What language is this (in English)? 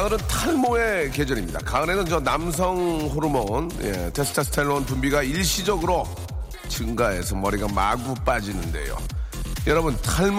Korean